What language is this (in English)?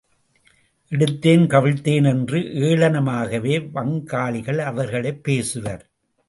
Tamil